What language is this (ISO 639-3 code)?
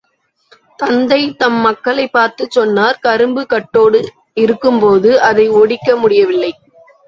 tam